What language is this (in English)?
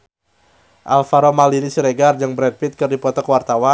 Sundanese